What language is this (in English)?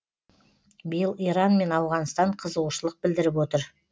Kazakh